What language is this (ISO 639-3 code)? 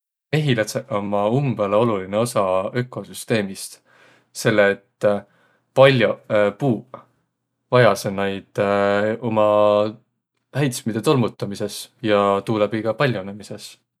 vro